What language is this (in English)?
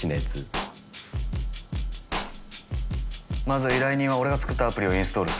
Japanese